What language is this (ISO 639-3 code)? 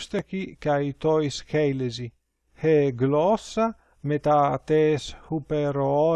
ell